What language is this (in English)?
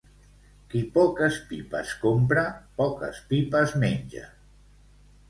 Catalan